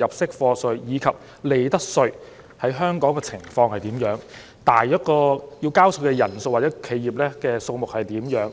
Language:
Cantonese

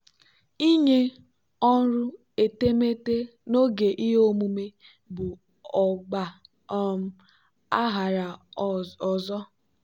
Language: Igbo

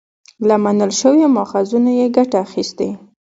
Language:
Pashto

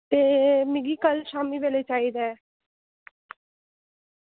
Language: Dogri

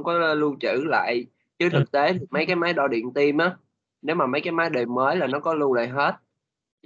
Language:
Vietnamese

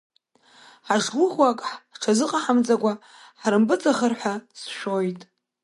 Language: Abkhazian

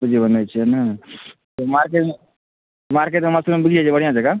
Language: Maithili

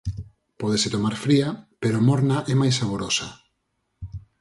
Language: Galician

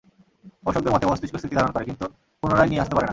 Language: Bangla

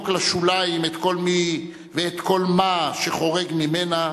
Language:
Hebrew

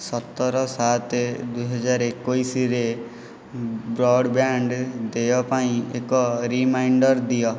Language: Odia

